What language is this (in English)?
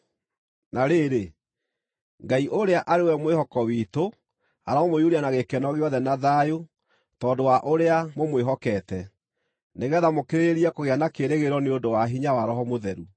Kikuyu